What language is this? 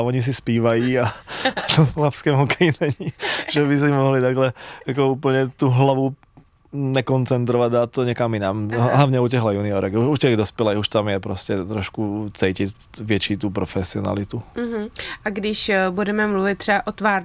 Czech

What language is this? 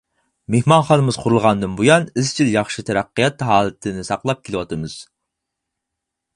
Uyghur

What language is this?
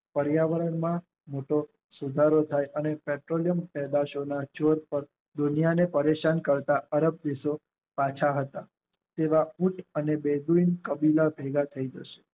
Gujarati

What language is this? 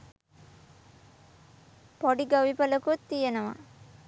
Sinhala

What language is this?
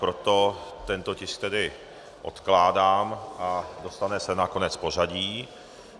Czech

